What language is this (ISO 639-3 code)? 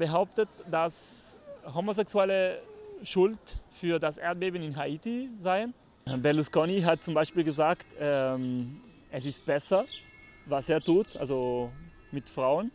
deu